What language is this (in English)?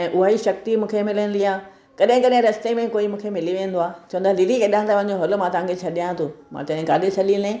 Sindhi